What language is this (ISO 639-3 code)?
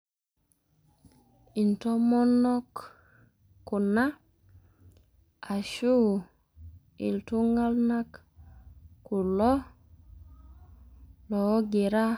mas